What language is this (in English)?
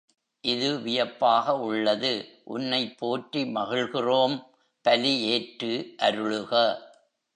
Tamil